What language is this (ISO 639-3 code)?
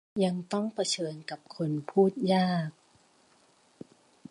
tha